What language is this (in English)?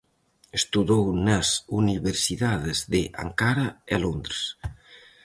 Galician